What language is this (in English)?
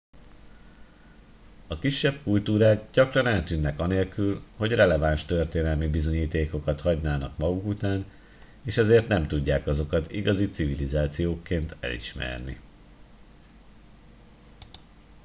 Hungarian